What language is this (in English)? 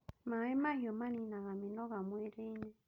Kikuyu